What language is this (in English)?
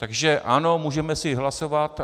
Czech